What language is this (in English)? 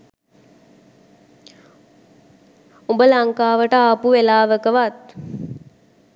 Sinhala